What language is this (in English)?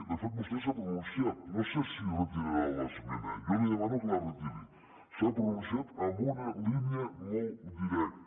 Catalan